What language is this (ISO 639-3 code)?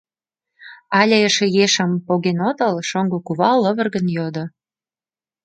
chm